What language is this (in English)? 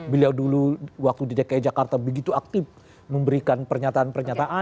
Indonesian